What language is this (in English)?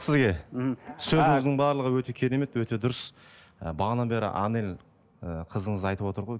Kazakh